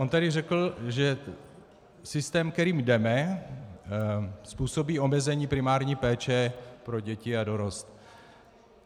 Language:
Czech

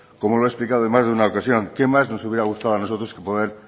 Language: Spanish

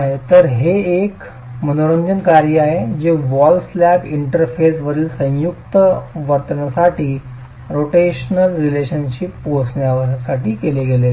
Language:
Marathi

